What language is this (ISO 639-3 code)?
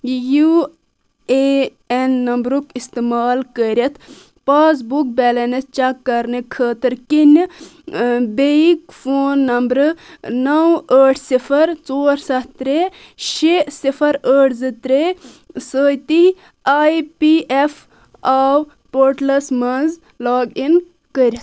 kas